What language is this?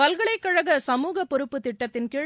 Tamil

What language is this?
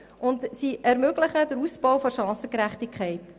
Swiss German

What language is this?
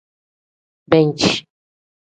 Tem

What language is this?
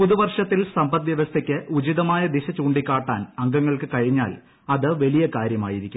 Malayalam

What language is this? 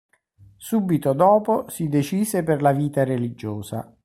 Italian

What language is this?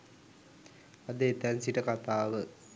Sinhala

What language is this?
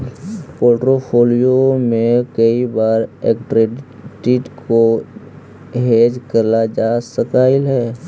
Magahi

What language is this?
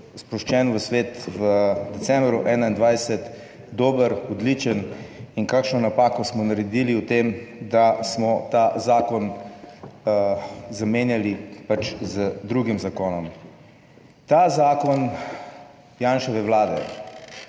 Slovenian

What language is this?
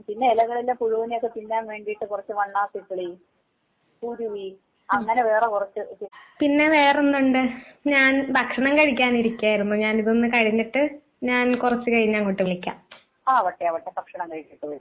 Malayalam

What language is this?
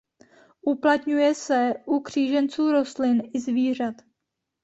Czech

